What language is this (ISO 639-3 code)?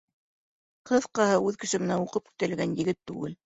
bak